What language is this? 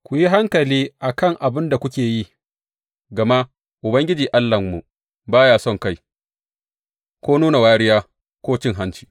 Hausa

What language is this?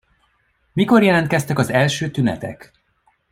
Hungarian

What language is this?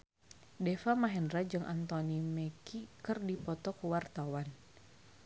Sundanese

